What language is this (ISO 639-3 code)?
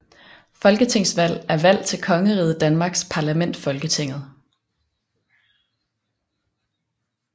dan